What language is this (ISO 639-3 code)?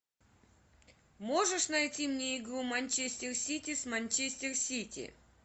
rus